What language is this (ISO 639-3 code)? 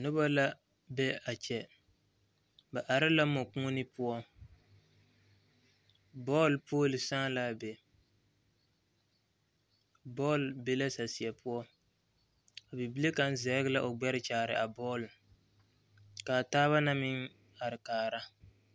dga